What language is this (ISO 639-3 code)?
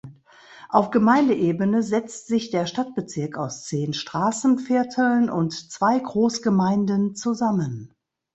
deu